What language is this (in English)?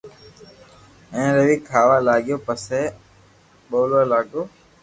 Loarki